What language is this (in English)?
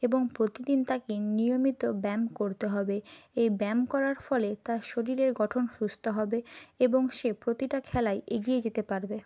Bangla